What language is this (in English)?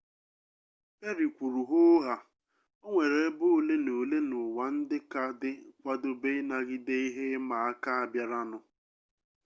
Igbo